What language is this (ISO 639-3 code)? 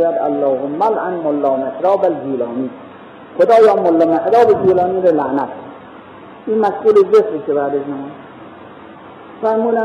fas